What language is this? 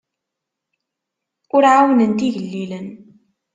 Kabyle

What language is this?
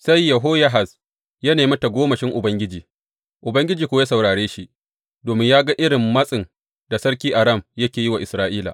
Hausa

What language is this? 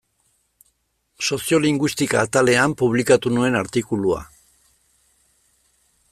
Basque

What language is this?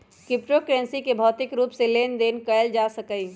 Magahi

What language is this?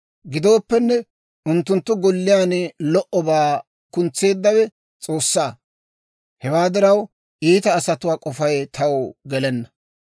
Dawro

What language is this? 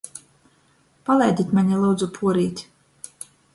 Latgalian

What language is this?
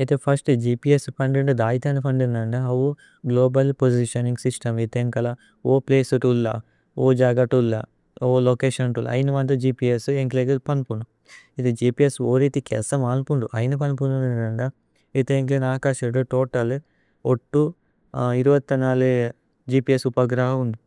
Tulu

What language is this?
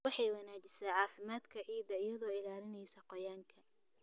Somali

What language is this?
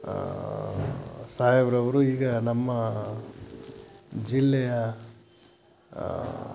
Kannada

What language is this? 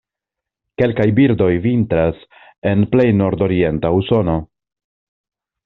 Esperanto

